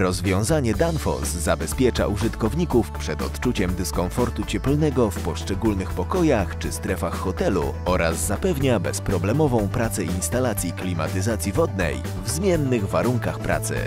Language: Polish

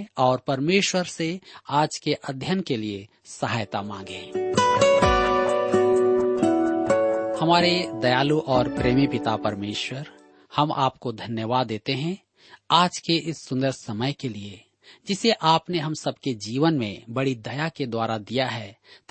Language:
Hindi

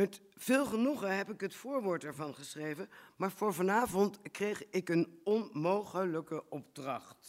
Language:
Dutch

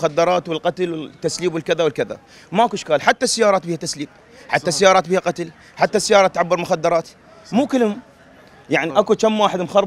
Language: Arabic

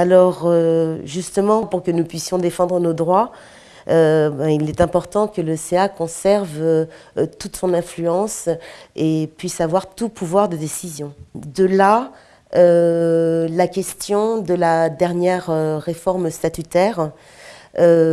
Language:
French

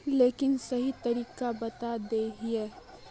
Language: Magahi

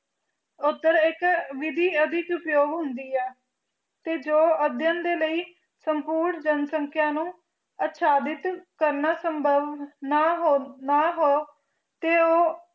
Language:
Punjabi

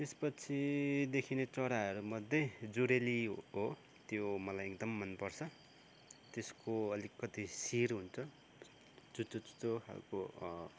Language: Nepali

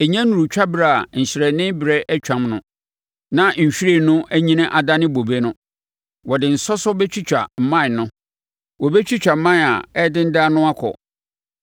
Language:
Akan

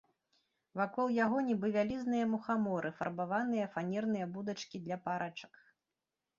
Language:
Belarusian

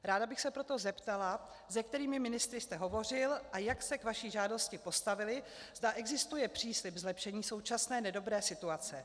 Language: Czech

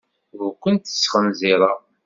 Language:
Kabyle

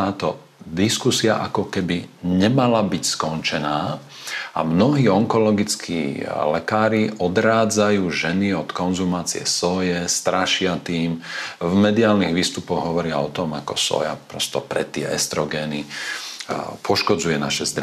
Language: Slovak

